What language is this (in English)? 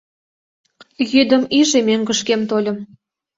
Mari